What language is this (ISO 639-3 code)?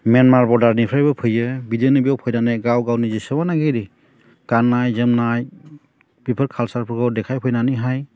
brx